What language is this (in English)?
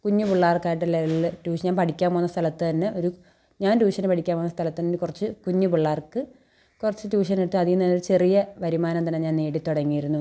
Malayalam